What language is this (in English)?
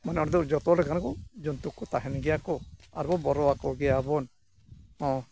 Santali